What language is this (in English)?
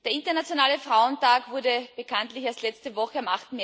German